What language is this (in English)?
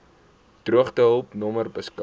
Afrikaans